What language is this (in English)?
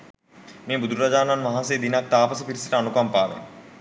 Sinhala